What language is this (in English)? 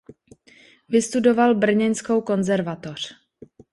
Czech